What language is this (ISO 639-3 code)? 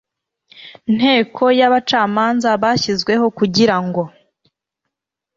kin